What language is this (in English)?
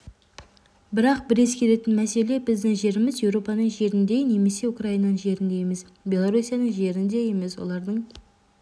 Kazakh